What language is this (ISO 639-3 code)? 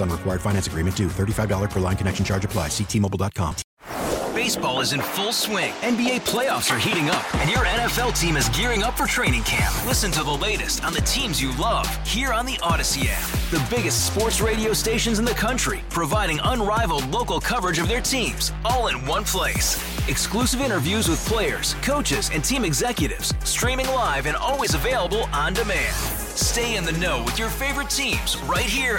eng